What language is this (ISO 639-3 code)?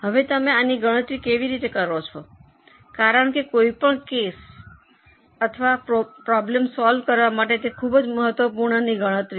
guj